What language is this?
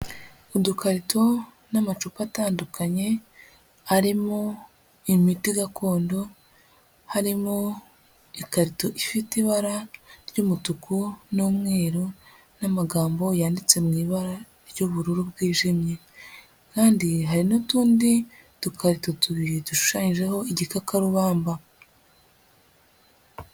Kinyarwanda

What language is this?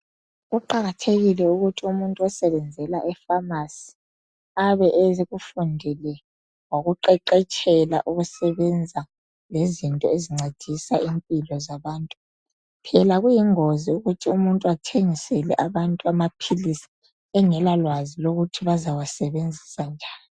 North Ndebele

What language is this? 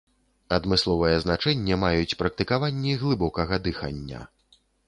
Belarusian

